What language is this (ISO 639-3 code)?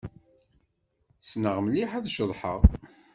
kab